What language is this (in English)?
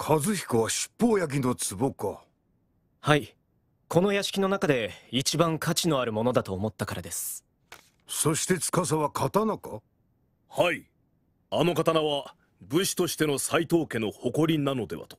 Japanese